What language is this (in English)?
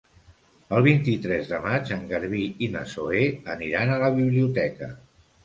Catalan